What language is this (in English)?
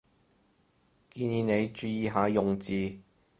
Cantonese